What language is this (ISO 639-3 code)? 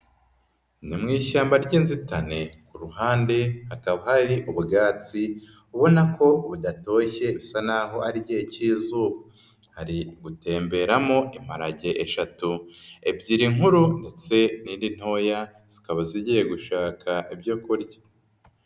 kin